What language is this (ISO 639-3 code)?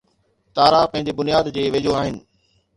snd